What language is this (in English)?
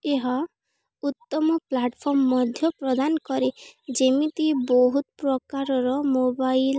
Odia